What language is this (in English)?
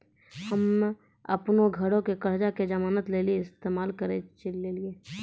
Maithili